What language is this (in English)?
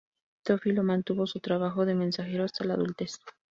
Spanish